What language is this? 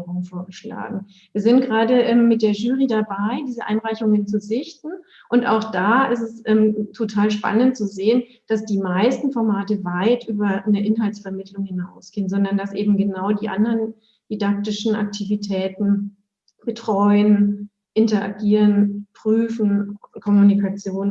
German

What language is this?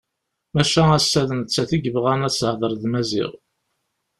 Kabyle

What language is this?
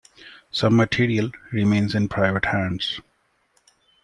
English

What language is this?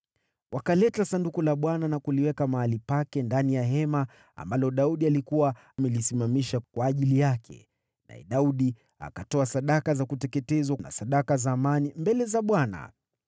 Swahili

